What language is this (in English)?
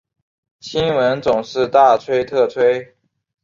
Chinese